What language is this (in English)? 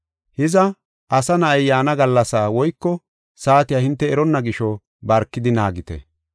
Gofa